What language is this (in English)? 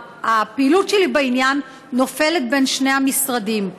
Hebrew